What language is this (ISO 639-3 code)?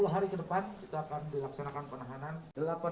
ind